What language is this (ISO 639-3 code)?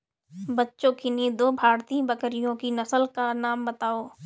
hin